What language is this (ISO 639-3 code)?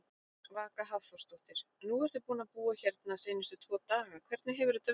isl